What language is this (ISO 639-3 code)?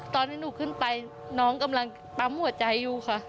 tha